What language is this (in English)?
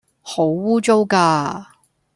Cantonese